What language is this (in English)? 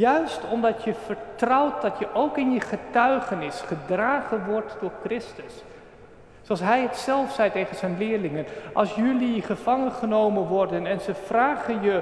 Dutch